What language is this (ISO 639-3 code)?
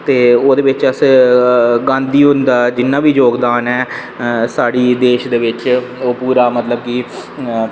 doi